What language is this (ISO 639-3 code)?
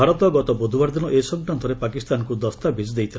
ori